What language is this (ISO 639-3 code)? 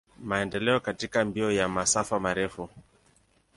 swa